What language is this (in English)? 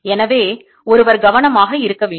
Tamil